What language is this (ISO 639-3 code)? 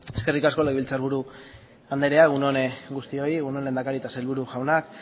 eus